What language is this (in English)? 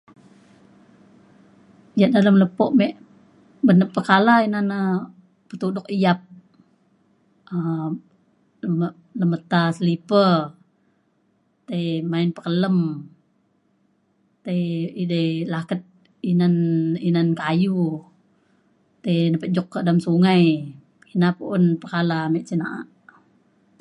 Mainstream Kenyah